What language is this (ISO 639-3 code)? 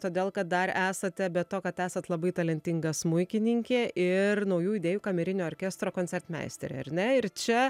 lit